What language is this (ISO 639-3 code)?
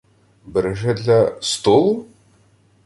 ukr